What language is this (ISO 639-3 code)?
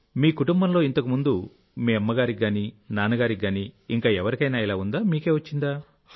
tel